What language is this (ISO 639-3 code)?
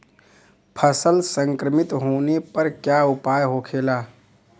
bho